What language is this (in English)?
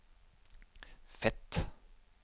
Norwegian